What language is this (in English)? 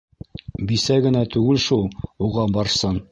Bashkir